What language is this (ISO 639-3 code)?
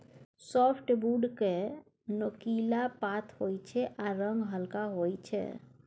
mai